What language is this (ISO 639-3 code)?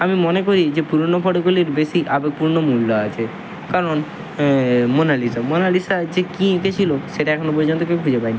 ben